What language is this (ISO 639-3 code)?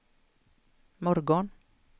swe